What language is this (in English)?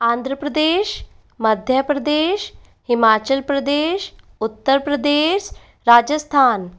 Hindi